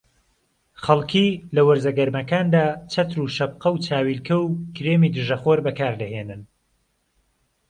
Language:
Central Kurdish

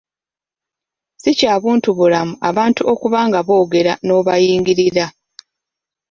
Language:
Ganda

